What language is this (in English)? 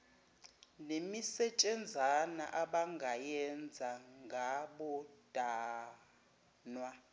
Zulu